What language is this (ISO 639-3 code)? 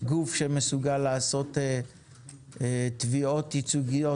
heb